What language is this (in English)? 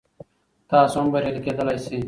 Pashto